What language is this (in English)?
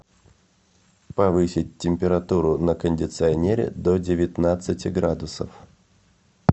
Russian